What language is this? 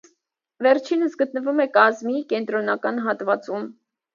Armenian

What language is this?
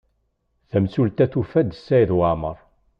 Kabyle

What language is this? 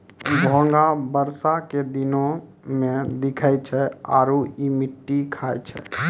Maithili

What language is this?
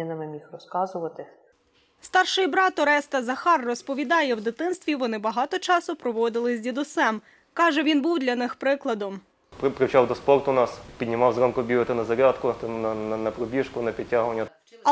Ukrainian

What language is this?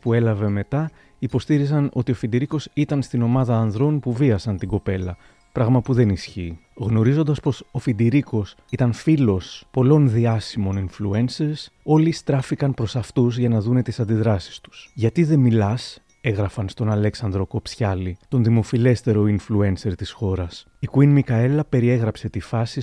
Greek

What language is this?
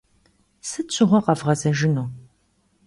Kabardian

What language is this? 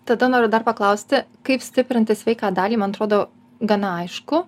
Lithuanian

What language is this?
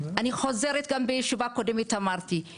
Hebrew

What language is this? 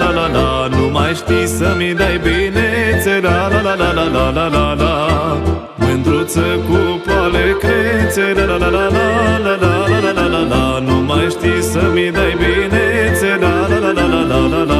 Romanian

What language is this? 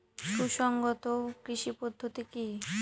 Bangla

